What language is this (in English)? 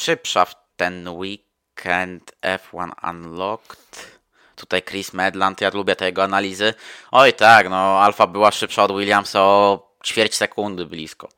Polish